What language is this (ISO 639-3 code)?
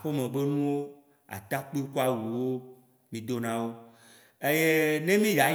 wci